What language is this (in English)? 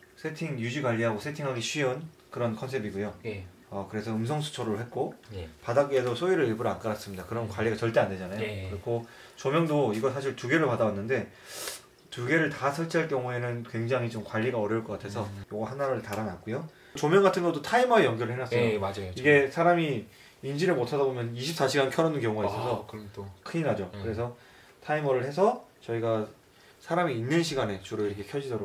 Korean